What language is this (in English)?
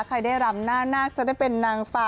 Thai